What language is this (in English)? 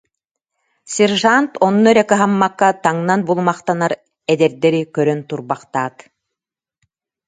Yakut